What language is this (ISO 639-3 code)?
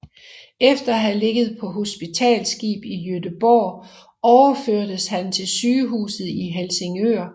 dan